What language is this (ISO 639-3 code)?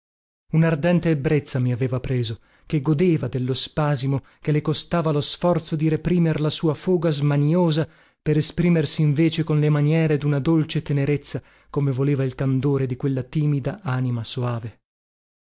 ita